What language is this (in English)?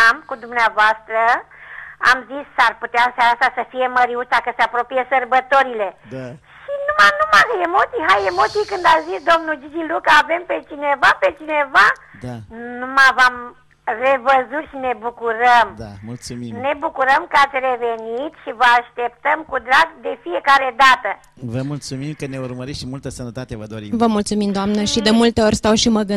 Romanian